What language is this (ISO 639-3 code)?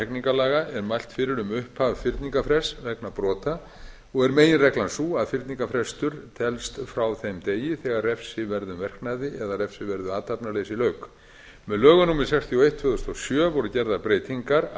isl